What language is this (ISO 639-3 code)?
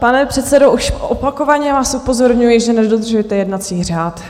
ces